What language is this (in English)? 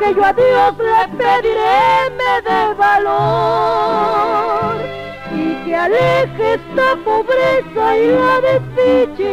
Spanish